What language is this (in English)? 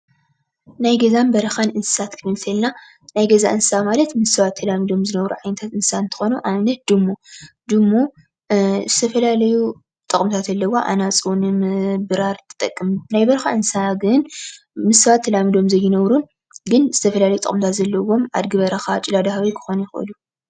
Tigrinya